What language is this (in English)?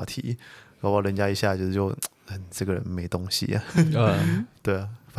Chinese